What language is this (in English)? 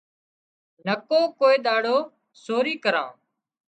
Wadiyara Koli